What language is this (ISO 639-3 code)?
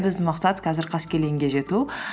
kaz